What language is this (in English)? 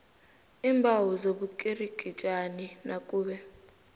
South Ndebele